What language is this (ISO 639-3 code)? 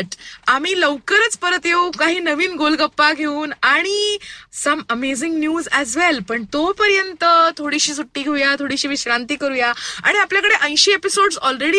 mar